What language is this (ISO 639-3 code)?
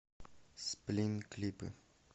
rus